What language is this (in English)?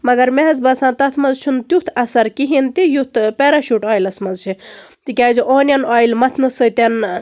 Kashmiri